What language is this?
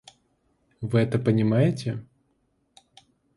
Russian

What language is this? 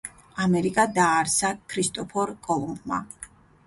Georgian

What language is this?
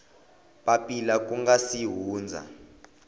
Tsonga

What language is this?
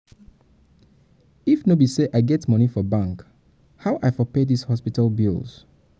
Nigerian Pidgin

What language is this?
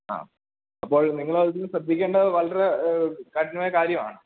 Malayalam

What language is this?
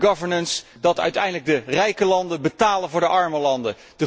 Dutch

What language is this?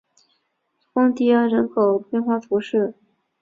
Chinese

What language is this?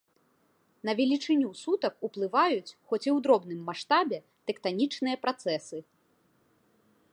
Belarusian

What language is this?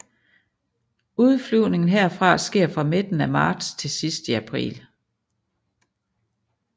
Danish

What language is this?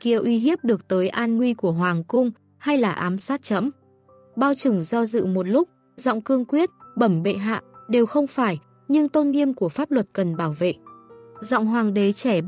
Vietnamese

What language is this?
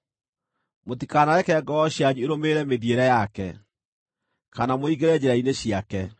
Kikuyu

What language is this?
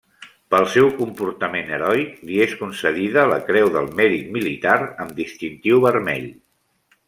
Catalan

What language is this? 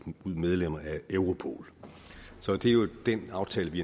Danish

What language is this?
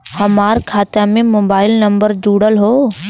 Bhojpuri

